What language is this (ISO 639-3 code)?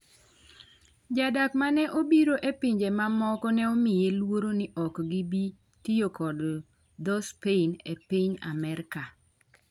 luo